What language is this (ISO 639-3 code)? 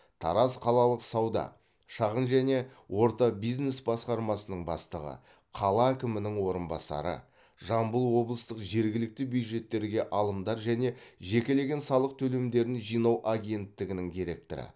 kaz